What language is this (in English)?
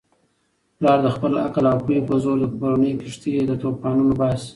Pashto